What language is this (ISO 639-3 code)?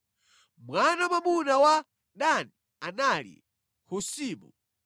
nya